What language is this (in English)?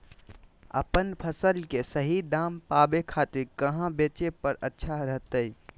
Magahi